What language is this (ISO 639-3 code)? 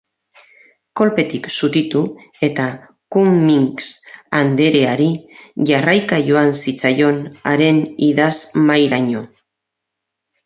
eus